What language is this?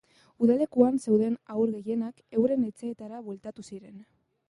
Basque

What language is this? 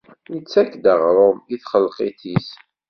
Kabyle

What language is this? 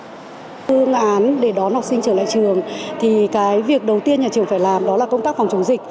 Vietnamese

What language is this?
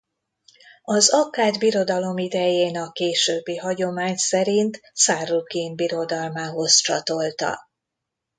Hungarian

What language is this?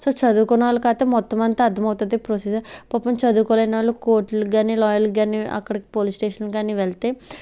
Telugu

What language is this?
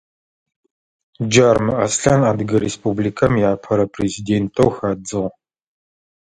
Adyghe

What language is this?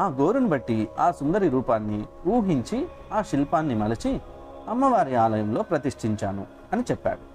Telugu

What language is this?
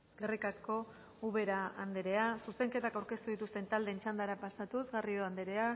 Basque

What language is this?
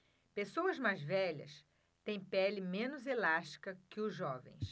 Portuguese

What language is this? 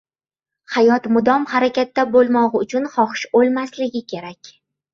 Uzbek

